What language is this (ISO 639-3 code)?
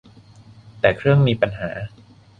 tha